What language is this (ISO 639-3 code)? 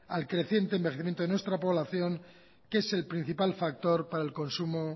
spa